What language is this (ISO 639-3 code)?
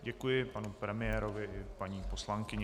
ces